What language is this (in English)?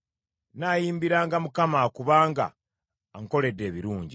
Ganda